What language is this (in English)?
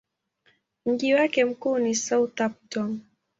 Swahili